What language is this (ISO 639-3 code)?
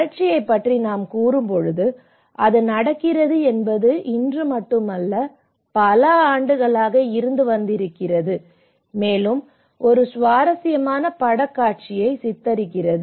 tam